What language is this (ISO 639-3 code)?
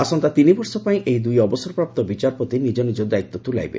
ori